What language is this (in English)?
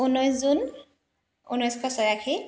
Assamese